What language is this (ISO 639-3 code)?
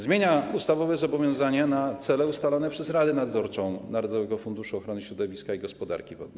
pol